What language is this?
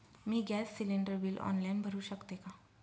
Marathi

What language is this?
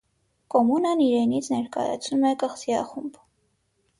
Armenian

